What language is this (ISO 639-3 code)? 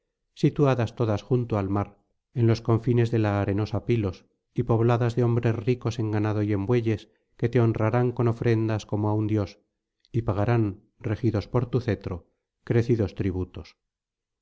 spa